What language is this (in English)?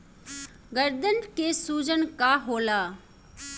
Bhojpuri